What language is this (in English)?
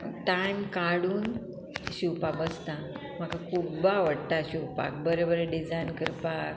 Konkani